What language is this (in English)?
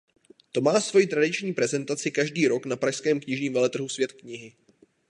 Czech